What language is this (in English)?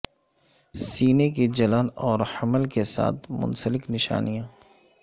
Urdu